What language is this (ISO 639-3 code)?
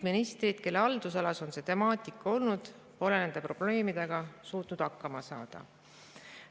est